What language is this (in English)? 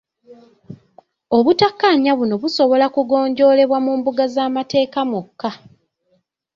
Ganda